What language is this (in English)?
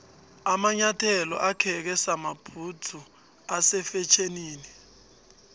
South Ndebele